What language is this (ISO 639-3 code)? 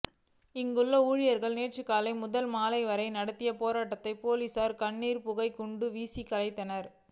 tam